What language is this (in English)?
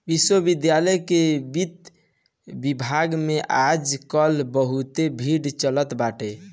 Bhojpuri